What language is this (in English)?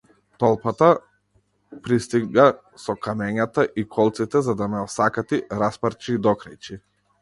Macedonian